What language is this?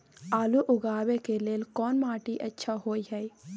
Maithili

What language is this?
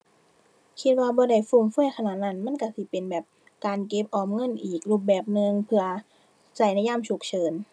Thai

